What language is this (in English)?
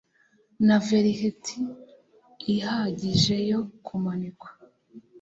Kinyarwanda